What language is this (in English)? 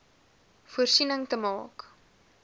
Afrikaans